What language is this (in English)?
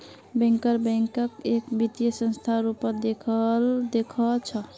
Magahi